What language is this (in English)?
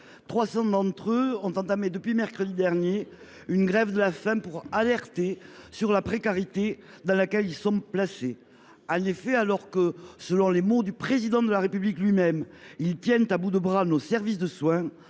French